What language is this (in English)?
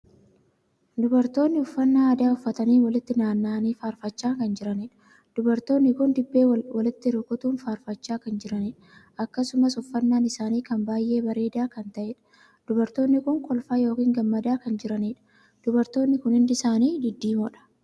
Oromo